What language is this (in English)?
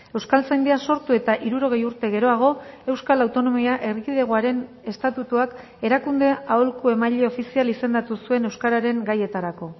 Basque